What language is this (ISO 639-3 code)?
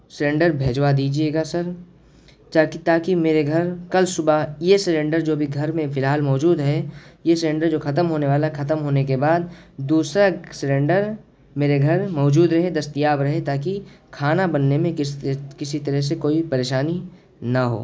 urd